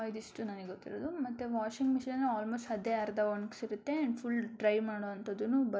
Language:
Kannada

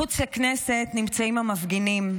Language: Hebrew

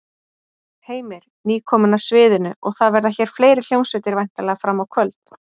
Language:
Icelandic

